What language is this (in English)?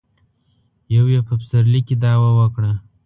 Pashto